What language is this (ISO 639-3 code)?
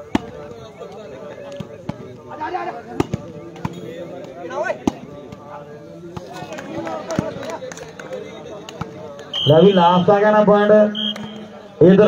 hin